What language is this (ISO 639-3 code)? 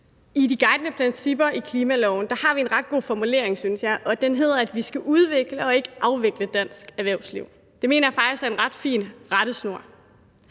dan